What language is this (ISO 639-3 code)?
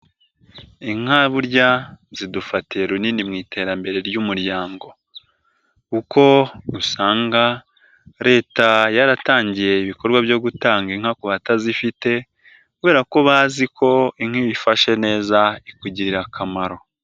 kin